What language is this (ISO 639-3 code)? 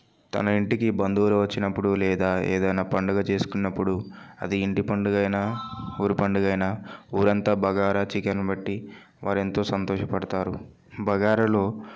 tel